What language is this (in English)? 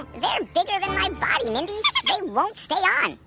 English